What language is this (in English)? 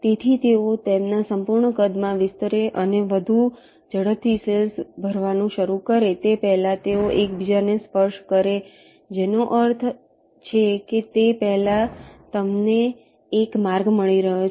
Gujarati